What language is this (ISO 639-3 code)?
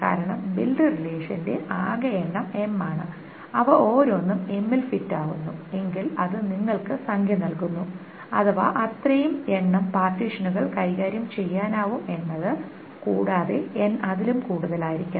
mal